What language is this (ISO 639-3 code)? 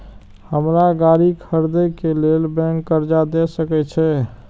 mai